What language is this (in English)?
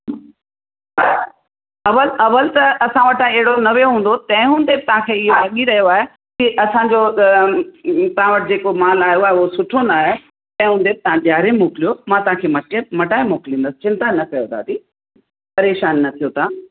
Sindhi